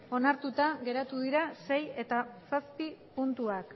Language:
Basque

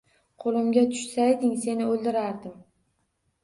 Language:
Uzbek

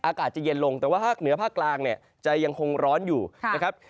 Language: Thai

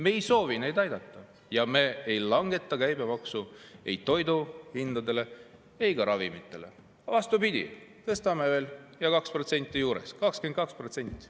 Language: Estonian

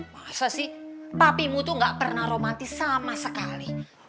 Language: Indonesian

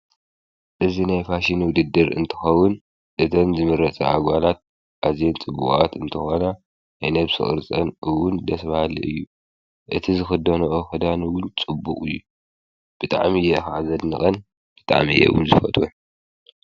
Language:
Tigrinya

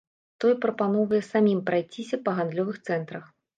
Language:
Belarusian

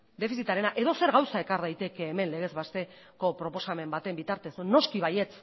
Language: Basque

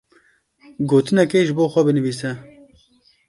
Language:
Kurdish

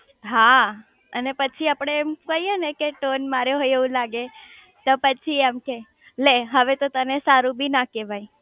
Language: Gujarati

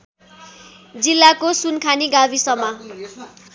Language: Nepali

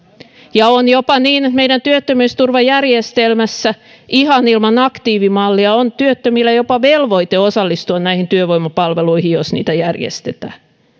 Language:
Finnish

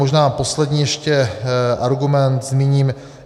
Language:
Czech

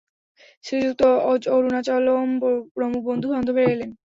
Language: Bangla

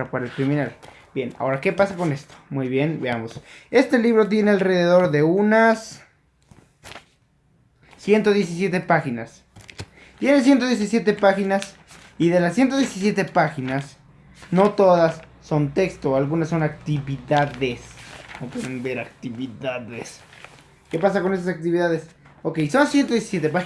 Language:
Spanish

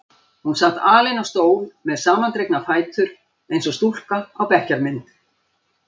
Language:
Icelandic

